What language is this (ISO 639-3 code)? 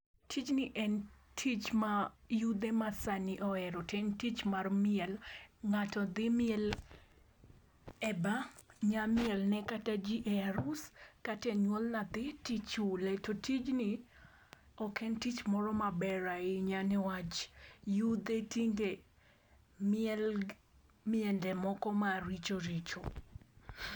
luo